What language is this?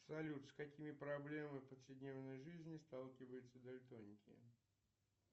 Russian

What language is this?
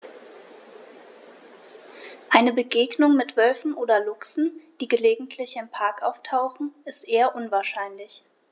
German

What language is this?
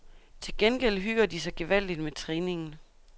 Danish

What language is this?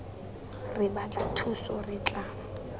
Tswana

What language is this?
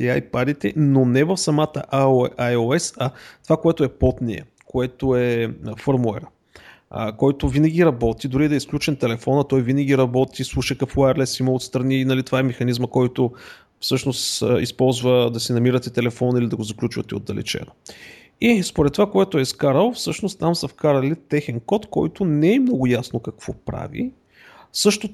Bulgarian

